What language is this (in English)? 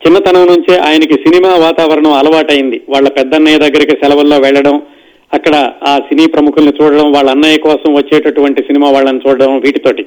Telugu